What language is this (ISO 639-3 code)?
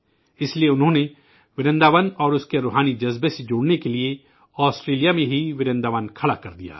urd